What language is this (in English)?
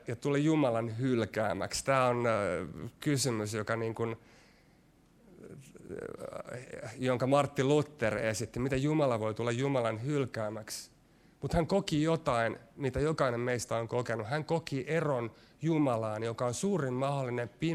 Finnish